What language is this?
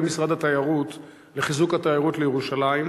Hebrew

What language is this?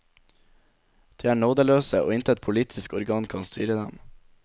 Norwegian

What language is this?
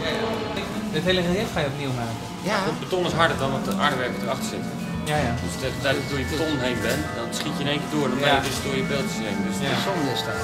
Dutch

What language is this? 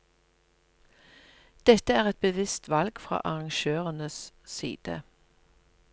Norwegian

